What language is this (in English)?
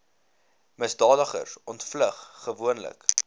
Afrikaans